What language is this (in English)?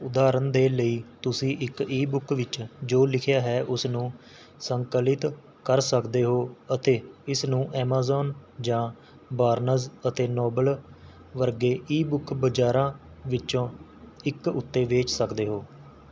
Punjabi